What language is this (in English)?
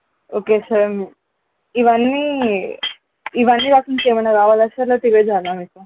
Telugu